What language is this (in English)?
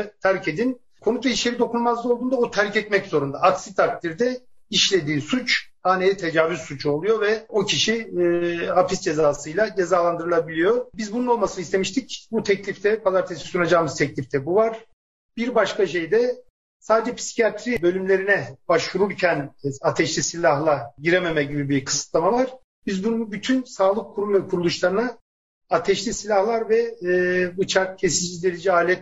Turkish